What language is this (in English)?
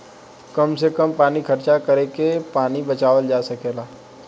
Bhojpuri